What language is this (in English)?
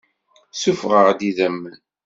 Kabyle